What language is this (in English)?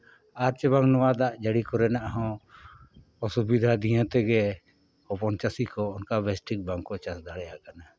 Santali